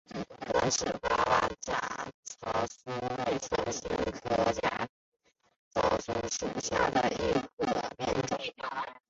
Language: Chinese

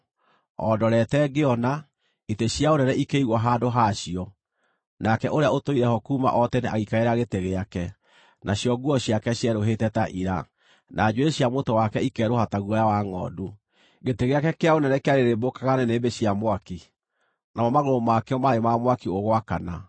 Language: Kikuyu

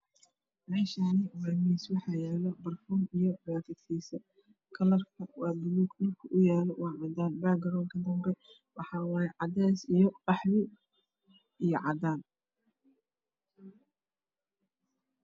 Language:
Somali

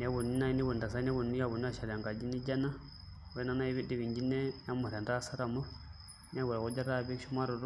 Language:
Masai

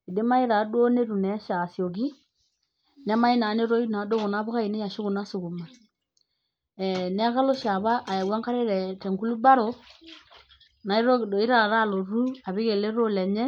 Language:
Masai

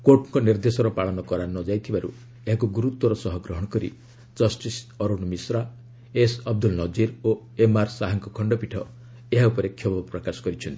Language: Odia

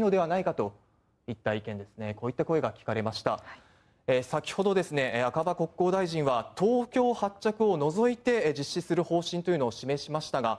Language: Japanese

